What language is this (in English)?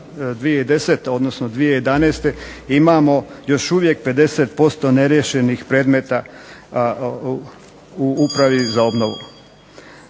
Croatian